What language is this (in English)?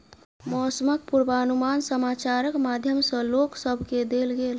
Maithili